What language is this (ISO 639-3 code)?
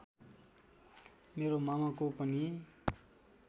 nep